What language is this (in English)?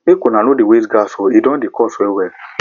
Nigerian Pidgin